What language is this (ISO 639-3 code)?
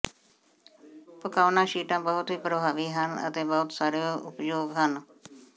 pan